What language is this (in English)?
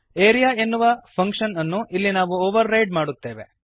Kannada